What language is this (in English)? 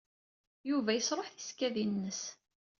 Kabyle